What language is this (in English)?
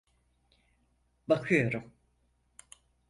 Turkish